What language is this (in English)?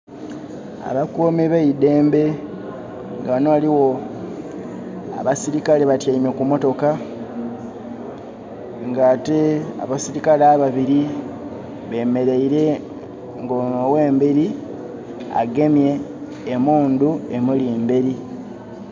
Soga